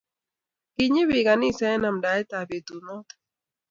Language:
Kalenjin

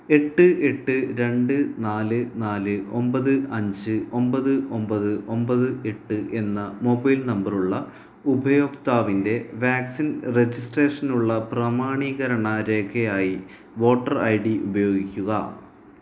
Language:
Malayalam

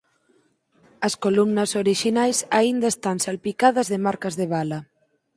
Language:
Galician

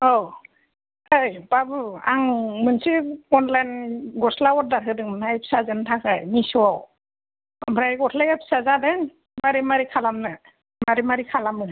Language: Bodo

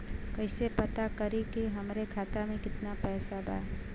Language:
Bhojpuri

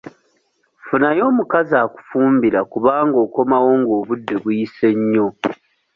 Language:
Ganda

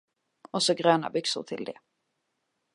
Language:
Swedish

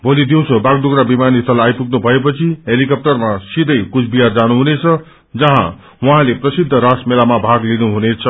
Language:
Nepali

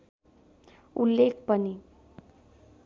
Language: Nepali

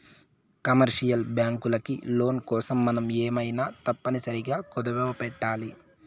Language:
Telugu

